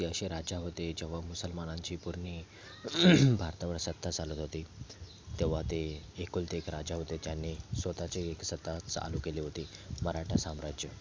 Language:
Marathi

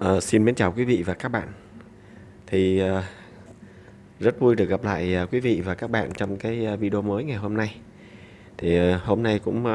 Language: Vietnamese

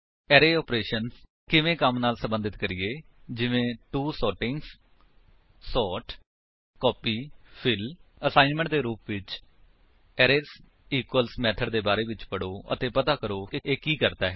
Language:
Punjabi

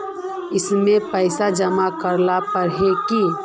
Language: Magahi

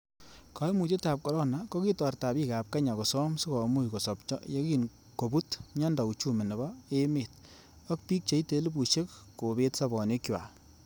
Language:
Kalenjin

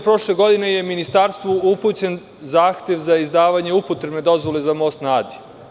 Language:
Serbian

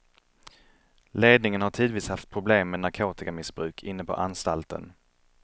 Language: Swedish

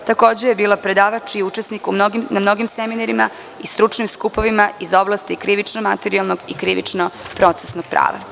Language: Serbian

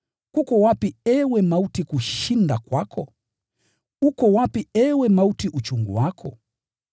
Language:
Swahili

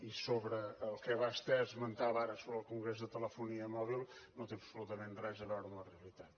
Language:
Catalan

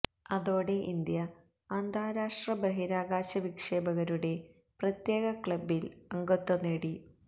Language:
Malayalam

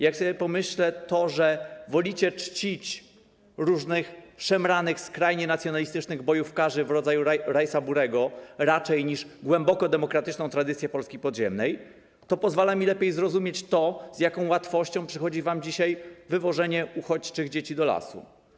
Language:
Polish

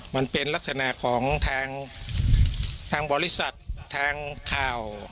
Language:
Thai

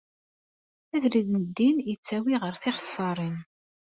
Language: Kabyle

